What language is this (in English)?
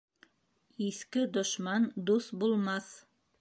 Bashkir